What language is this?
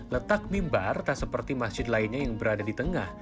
Indonesian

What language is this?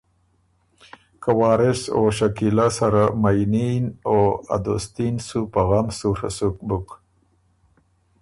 Ormuri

